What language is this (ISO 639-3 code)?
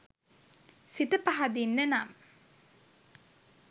sin